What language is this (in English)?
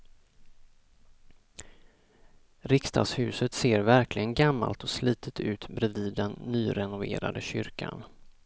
Swedish